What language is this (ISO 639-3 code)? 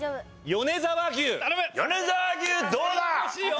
jpn